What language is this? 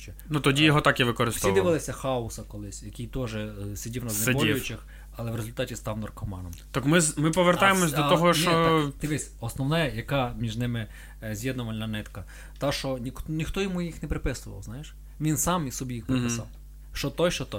Ukrainian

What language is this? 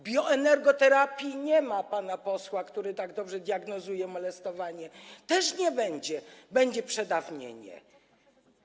Polish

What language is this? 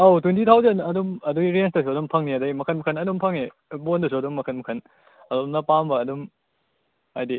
Manipuri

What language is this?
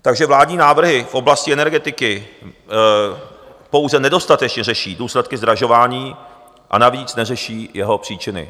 Czech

